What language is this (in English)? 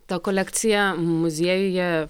Lithuanian